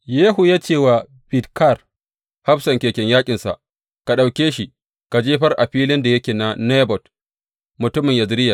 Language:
Hausa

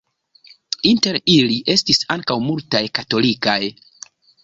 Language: Esperanto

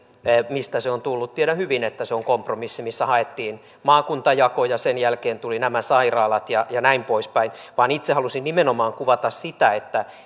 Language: Finnish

